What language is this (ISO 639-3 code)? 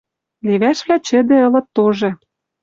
mrj